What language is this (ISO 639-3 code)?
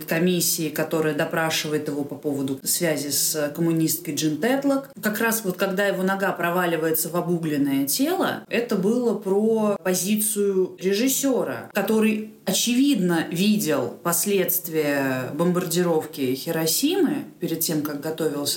rus